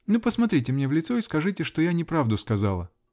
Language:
Russian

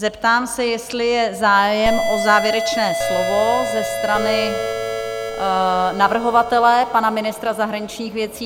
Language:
Czech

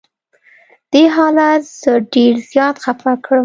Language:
Pashto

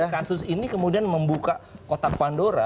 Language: Indonesian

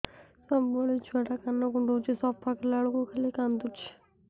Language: Odia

